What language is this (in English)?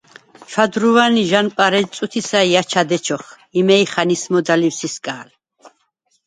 Svan